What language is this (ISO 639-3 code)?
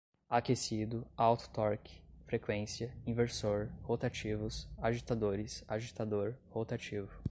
por